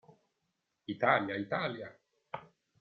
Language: Italian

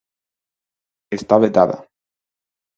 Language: Galician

